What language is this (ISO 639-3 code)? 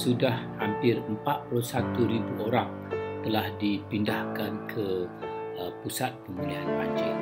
msa